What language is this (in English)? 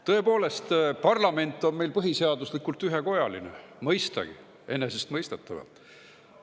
Estonian